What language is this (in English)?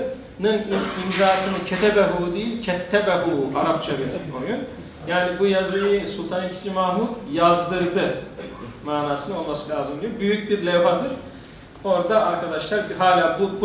Turkish